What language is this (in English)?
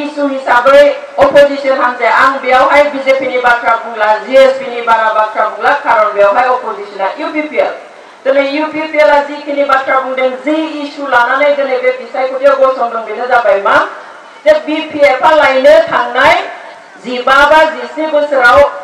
Romanian